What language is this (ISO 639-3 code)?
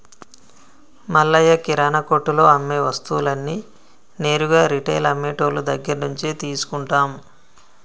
tel